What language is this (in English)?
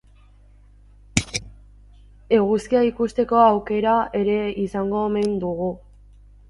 Basque